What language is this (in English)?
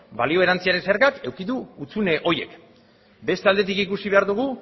Basque